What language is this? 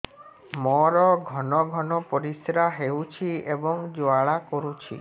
Odia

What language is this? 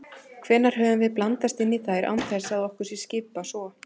Icelandic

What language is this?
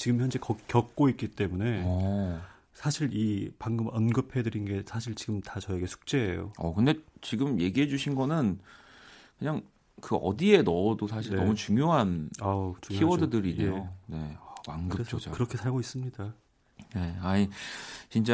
Korean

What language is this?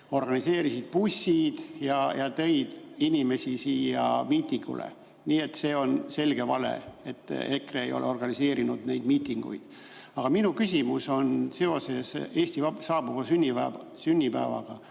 Estonian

